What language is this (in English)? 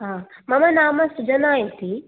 Sanskrit